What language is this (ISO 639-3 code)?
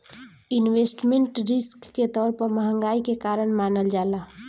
bho